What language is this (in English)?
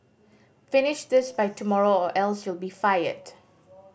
English